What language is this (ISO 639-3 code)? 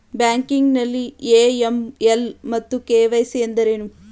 kan